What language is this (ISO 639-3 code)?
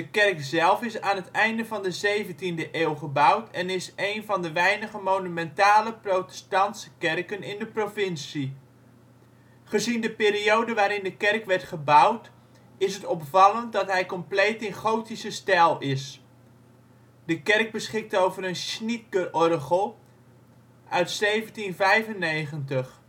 nld